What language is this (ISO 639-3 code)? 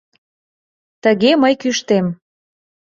chm